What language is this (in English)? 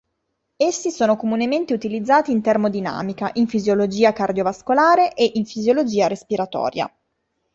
Italian